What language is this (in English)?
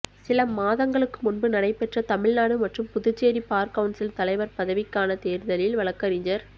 Tamil